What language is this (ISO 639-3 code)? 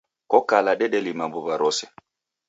dav